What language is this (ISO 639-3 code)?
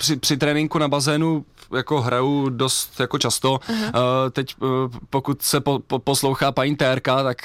ces